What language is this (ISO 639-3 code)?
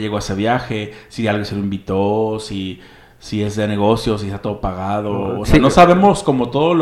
spa